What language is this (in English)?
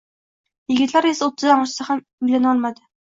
Uzbek